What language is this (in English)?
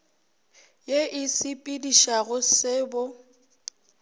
Northern Sotho